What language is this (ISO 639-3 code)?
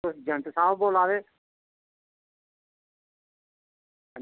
doi